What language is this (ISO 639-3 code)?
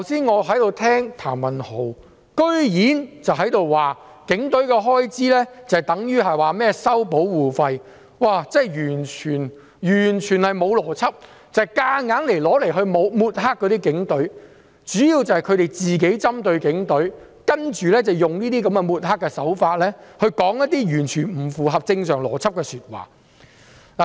yue